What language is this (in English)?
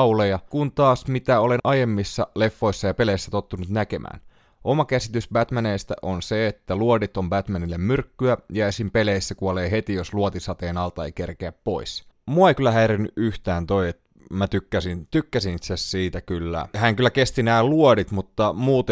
Finnish